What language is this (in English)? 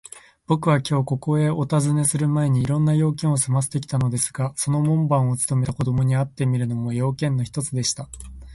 Japanese